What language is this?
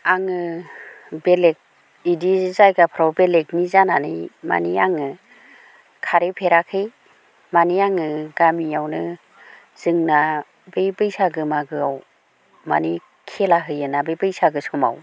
Bodo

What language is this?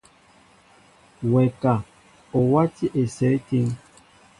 Mbo (Cameroon)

